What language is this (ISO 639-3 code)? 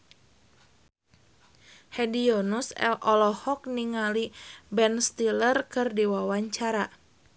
sun